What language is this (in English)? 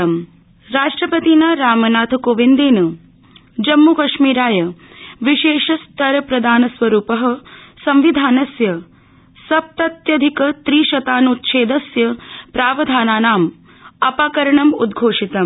Sanskrit